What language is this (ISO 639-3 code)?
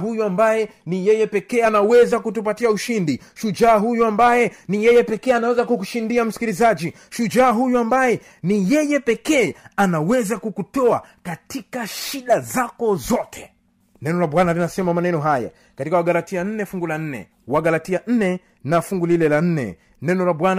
swa